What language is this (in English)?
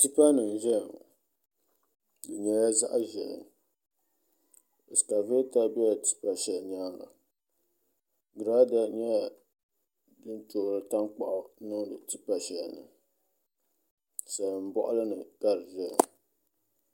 Dagbani